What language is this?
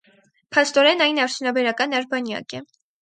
Armenian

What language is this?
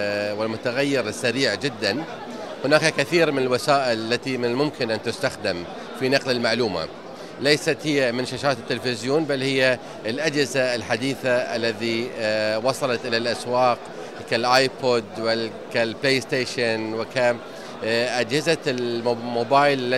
Arabic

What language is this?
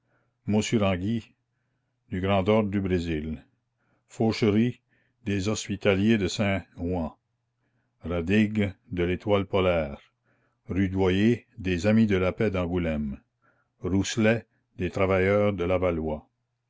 French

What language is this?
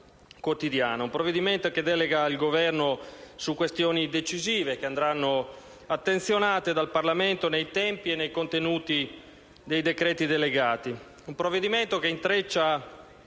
Italian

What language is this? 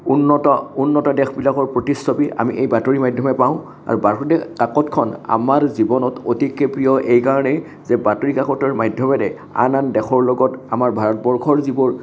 Assamese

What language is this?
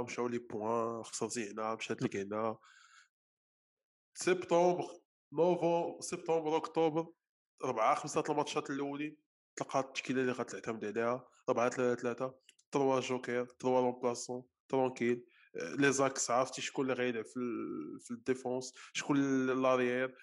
Arabic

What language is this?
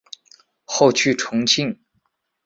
Chinese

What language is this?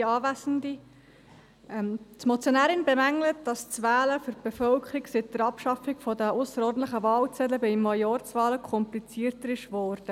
Swiss German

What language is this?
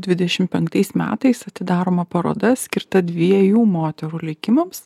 Lithuanian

